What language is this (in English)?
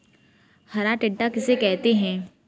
Hindi